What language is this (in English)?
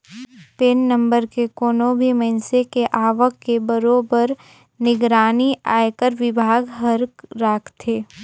Chhattisgarhi